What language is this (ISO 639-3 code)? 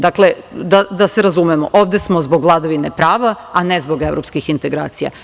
srp